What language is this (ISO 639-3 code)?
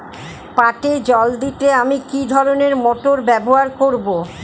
ben